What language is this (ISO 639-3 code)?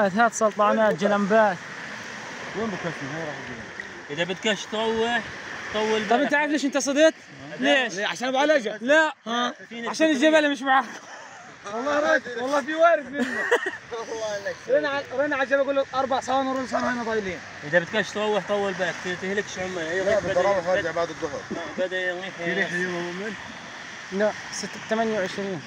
ara